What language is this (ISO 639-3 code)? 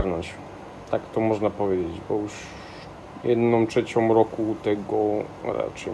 pol